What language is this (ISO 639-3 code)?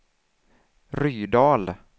swe